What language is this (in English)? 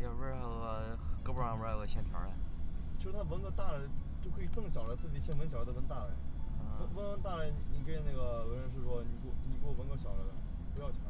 Chinese